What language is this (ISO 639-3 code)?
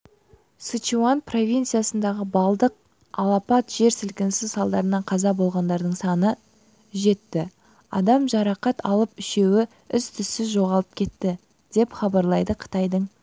kaz